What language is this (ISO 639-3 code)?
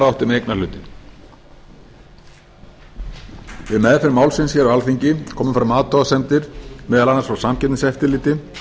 isl